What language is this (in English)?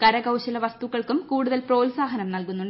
Malayalam